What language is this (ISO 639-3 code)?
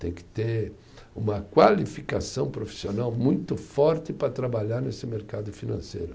por